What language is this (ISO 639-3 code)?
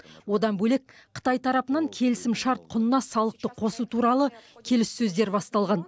kaz